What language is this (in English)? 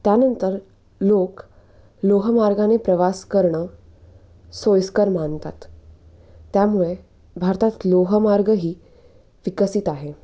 Marathi